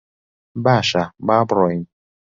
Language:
Central Kurdish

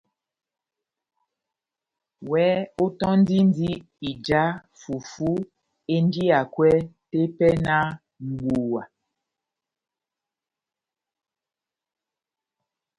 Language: Batanga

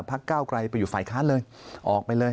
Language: Thai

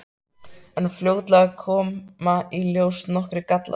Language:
Icelandic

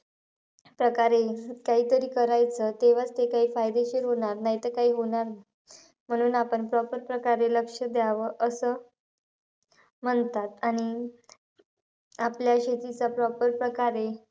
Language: Marathi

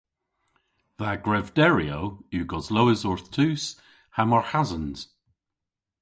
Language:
Cornish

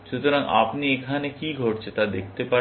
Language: Bangla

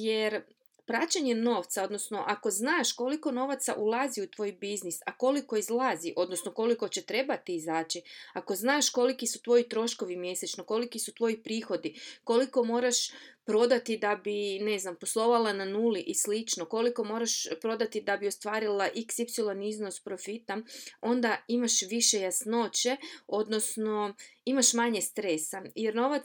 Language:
Croatian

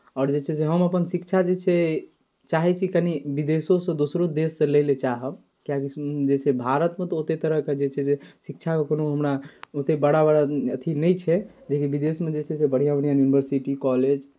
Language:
Maithili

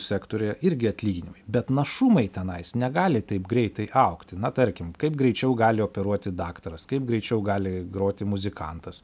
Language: Lithuanian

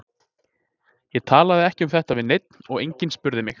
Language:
Icelandic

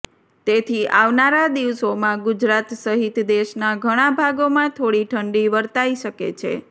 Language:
Gujarati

